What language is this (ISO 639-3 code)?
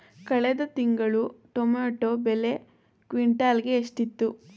kan